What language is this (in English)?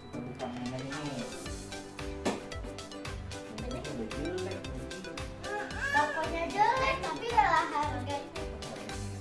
Indonesian